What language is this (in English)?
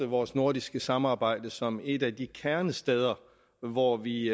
Danish